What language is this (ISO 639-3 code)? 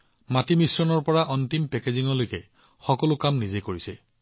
asm